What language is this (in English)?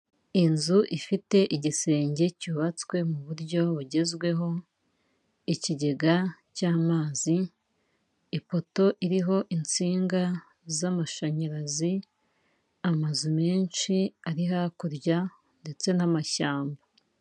Kinyarwanda